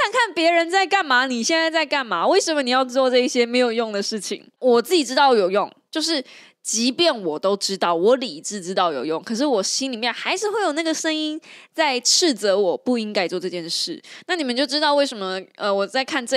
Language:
Chinese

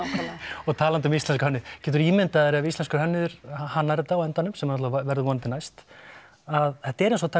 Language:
Icelandic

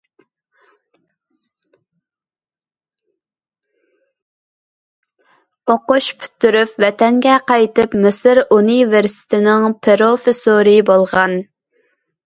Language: Uyghur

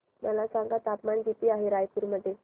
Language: Marathi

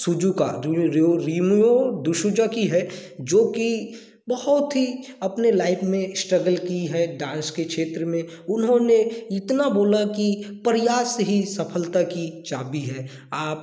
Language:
Hindi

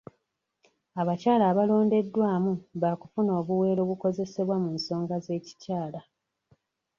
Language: Ganda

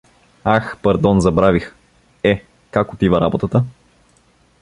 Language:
Bulgarian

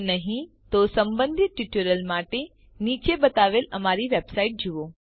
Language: Gujarati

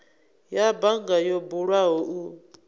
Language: Venda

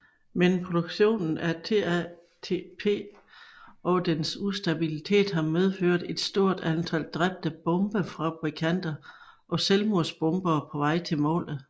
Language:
Danish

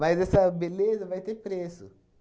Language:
Portuguese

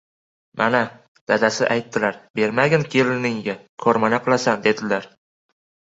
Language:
Uzbek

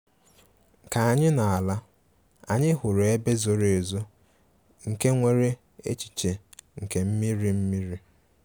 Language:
Igbo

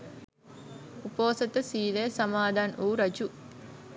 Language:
Sinhala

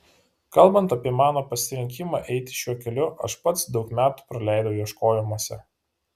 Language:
Lithuanian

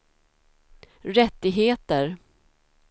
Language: Swedish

